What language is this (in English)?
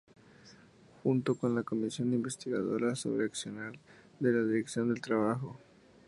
Spanish